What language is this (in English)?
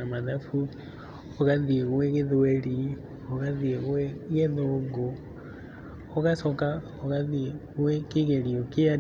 Kikuyu